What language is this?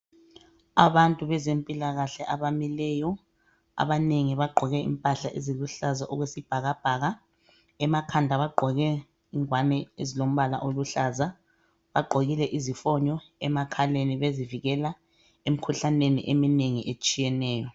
North Ndebele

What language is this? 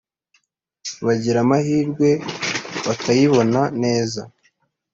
Kinyarwanda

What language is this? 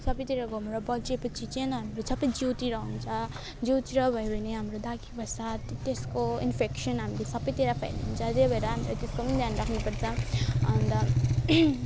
Nepali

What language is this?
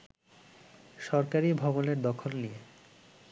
Bangla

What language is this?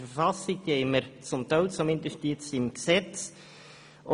Swiss German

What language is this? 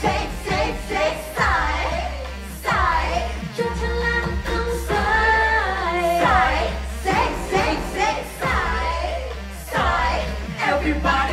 Thai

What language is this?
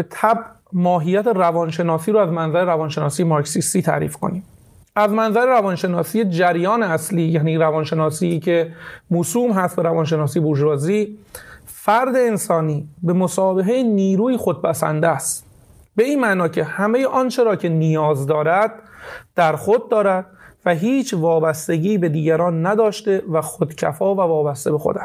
Persian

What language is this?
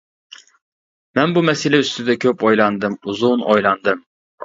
Uyghur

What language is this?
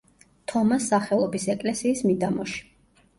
Georgian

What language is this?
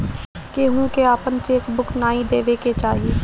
Bhojpuri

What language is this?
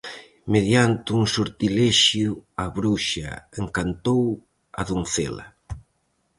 Galician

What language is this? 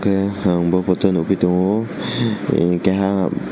Kok Borok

